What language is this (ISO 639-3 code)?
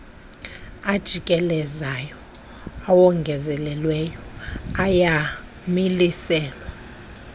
xho